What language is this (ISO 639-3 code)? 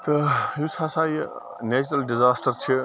kas